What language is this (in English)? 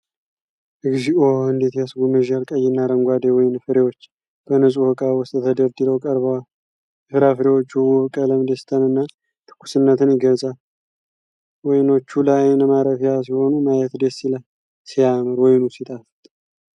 Amharic